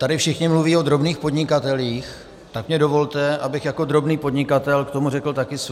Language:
Czech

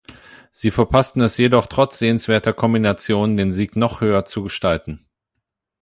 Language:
German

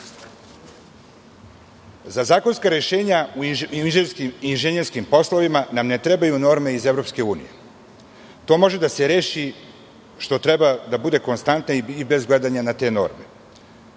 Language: Serbian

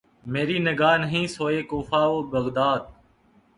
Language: Urdu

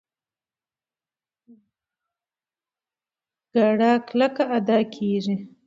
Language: Pashto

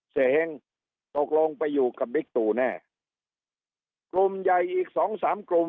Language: Thai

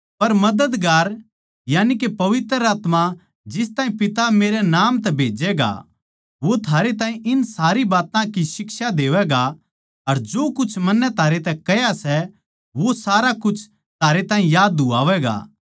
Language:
Haryanvi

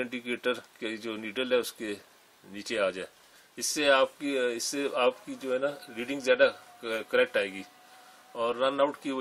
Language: Hindi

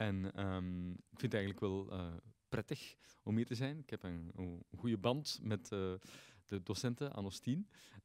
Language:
Dutch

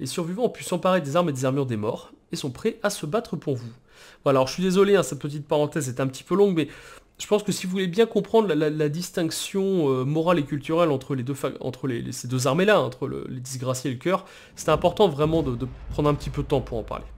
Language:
French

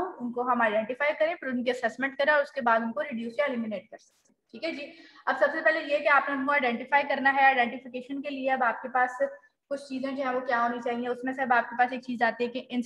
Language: Hindi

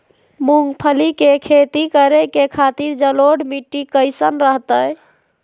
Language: Magahi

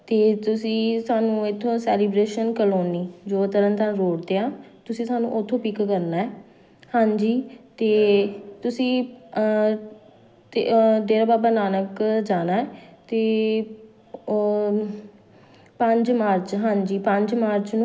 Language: Punjabi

